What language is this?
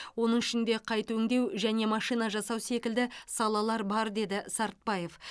Kazakh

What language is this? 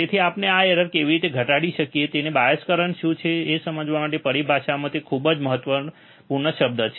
Gujarati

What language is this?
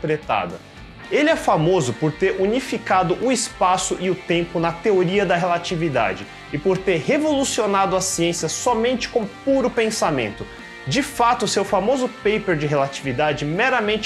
Portuguese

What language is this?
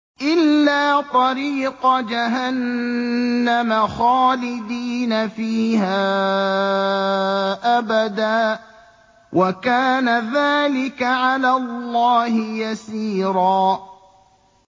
Arabic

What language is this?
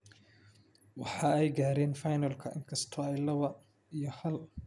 Somali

